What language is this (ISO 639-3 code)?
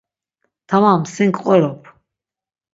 lzz